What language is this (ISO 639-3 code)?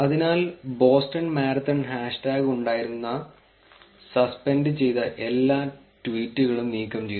mal